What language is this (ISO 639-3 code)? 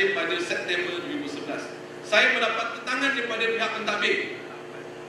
msa